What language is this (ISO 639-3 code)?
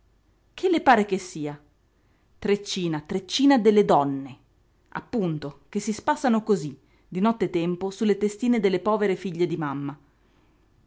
ita